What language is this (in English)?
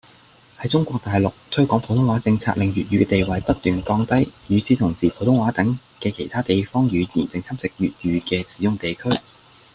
Cantonese